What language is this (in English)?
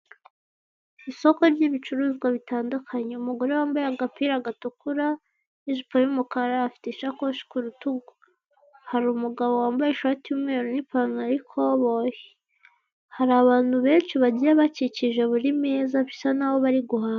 Kinyarwanda